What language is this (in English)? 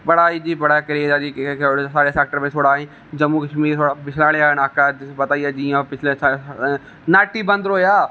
Dogri